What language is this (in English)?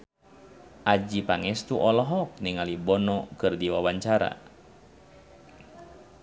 Sundanese